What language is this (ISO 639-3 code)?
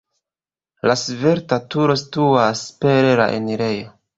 epo